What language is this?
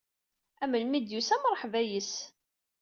Kabyle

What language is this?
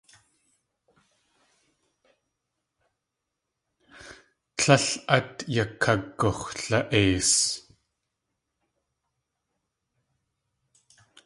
Tlingit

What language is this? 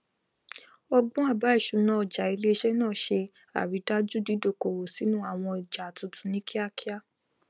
Yoruba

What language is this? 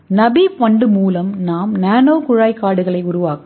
Tamil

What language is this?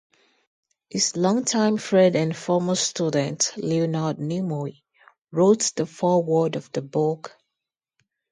English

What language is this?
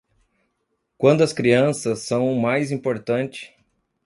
Portuguese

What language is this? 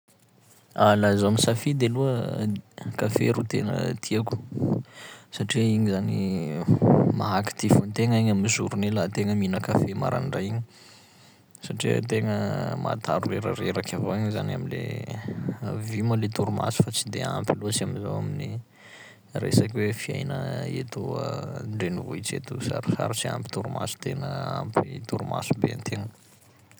Sakalava Malagasy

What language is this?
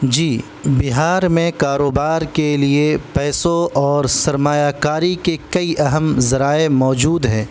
Urdu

